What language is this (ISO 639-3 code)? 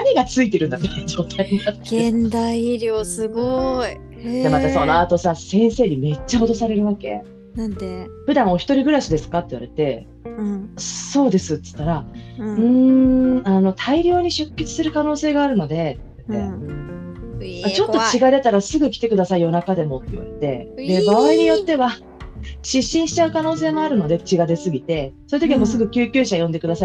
jpn